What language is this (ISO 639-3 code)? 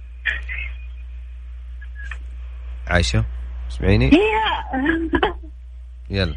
ara